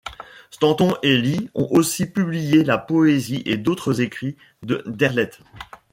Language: French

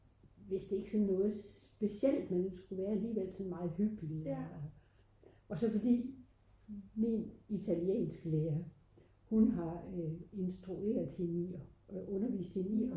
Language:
Danish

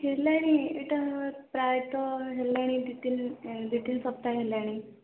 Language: Odia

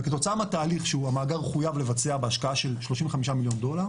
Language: Hebrew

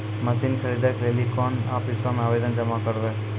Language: Maithili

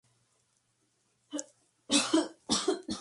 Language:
Spanish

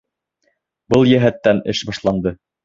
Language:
Bashkir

